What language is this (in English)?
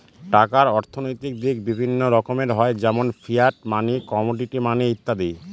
Bangla